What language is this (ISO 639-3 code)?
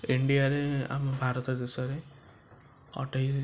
ori